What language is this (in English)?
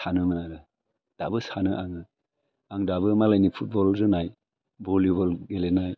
Bodo